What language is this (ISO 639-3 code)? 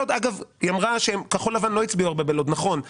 heb